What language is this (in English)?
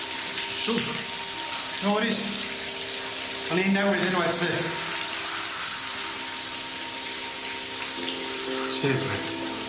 Welsh